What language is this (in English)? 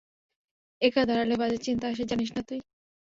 Bangla